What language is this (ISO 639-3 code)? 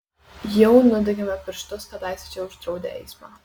lit